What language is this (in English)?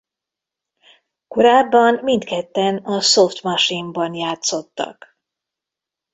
Hungarian